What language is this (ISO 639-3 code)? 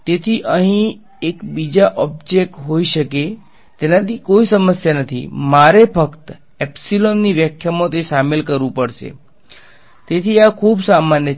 guj